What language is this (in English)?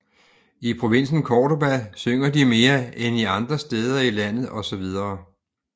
Danish